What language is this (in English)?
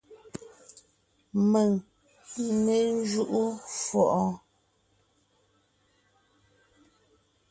Ngiemboon